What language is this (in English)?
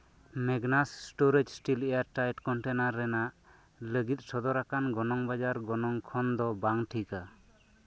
Santali